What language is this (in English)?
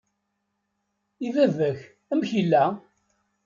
Kabyle